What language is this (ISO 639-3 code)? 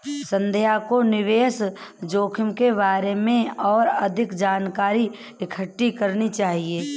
hin